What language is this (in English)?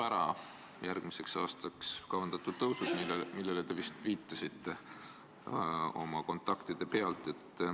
Estonian